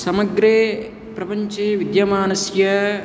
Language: Sanskrit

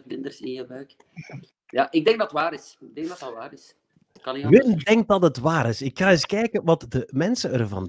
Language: Dutch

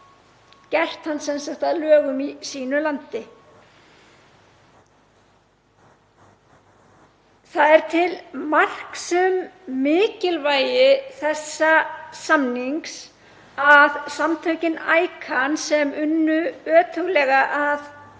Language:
Icelandic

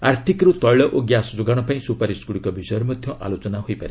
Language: Odia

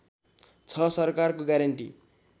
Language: Nepali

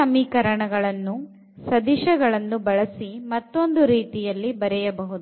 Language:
Kannada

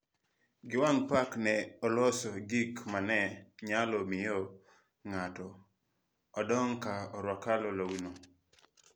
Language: Luo (Kenya and Tanzania)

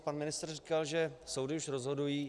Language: Czech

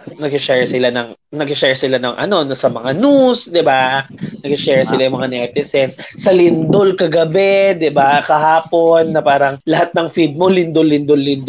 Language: Filipino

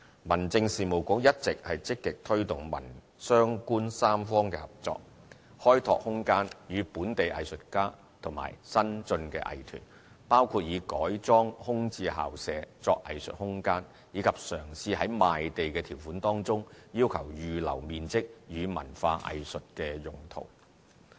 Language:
Cantonese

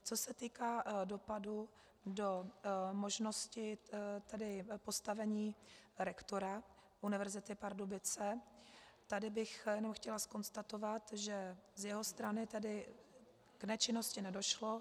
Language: Czech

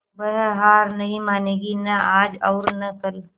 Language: Hindi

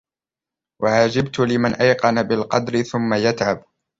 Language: Arabic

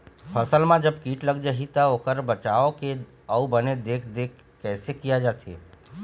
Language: Chhattisgarhi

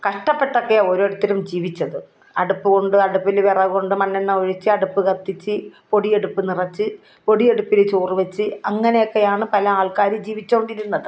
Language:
Malayalam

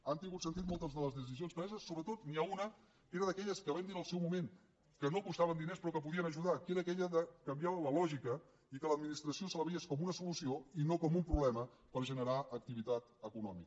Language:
Catalan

